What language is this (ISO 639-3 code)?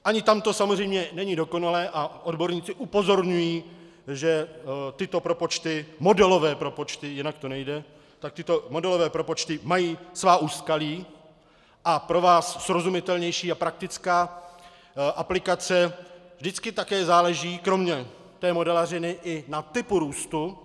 ces